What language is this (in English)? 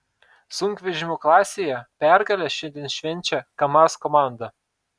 Lithuanian